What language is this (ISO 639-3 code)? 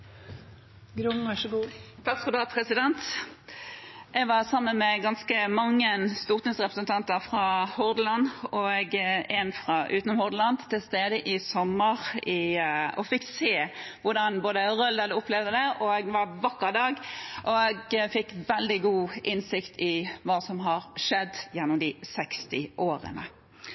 nor